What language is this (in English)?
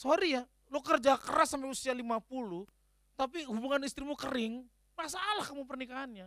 Indonesian